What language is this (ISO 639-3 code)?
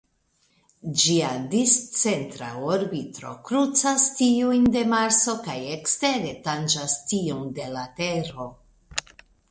epo